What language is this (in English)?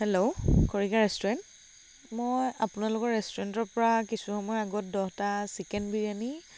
Assamese